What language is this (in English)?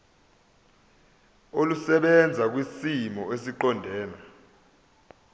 Zulu